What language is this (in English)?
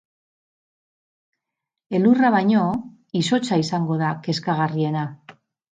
Basque